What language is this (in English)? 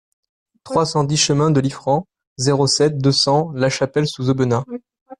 French